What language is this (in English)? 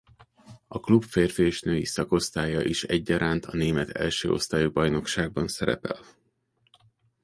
Hungarian